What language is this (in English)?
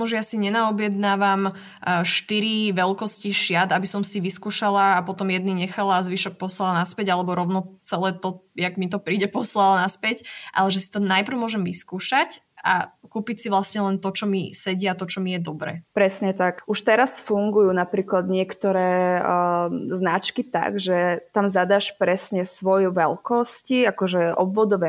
Slovak